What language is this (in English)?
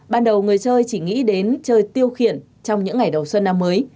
Vietnamese